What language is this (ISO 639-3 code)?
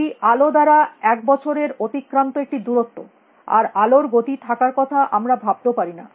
ben